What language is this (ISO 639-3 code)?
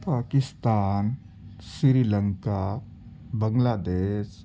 urd